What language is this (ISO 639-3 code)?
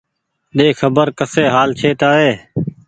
gig